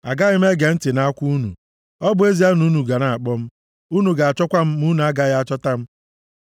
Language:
Igbo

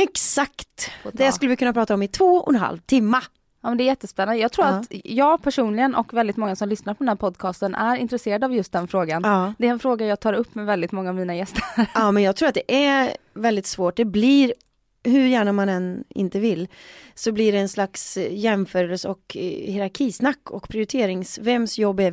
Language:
Swedish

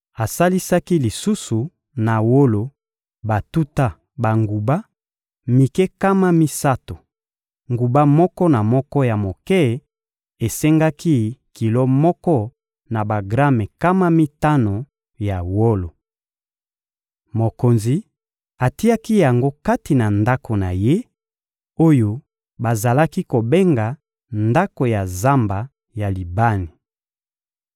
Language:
Lingala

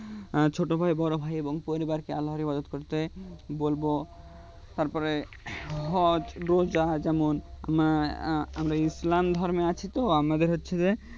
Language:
Bangla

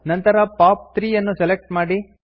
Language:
Kannada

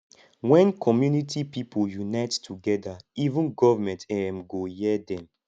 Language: Nigerian Pidgin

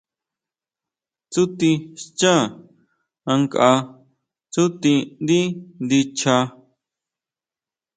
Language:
Huautla Mazatec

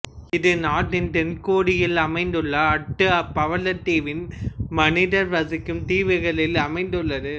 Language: Tamil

